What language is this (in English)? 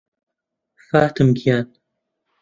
Central Kurdish